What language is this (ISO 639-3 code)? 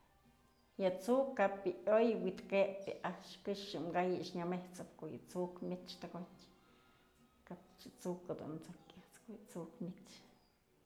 mzl